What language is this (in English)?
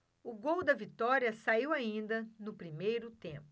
Portuguese